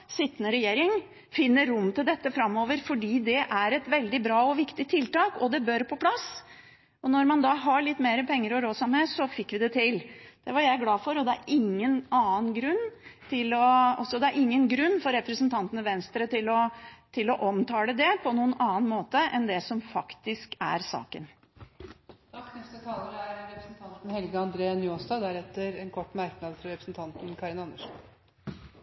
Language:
Norwegian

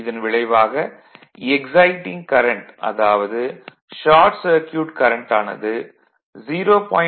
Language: Tamil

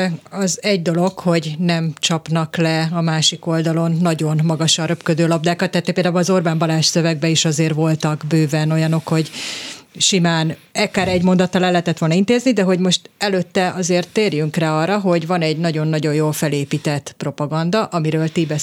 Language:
Hungarian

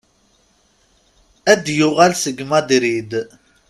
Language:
Kabyle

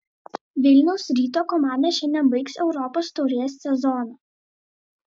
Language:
Lithuanian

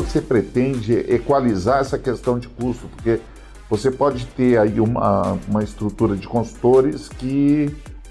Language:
Portuguese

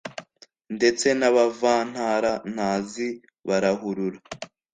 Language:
Kinyarwanda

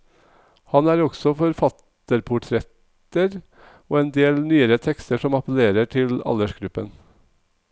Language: Norwegian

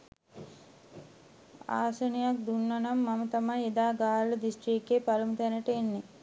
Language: Sinhala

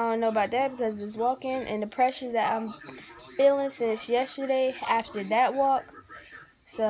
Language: English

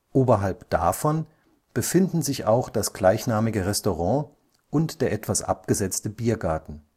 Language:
German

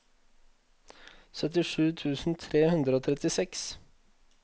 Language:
Norwegian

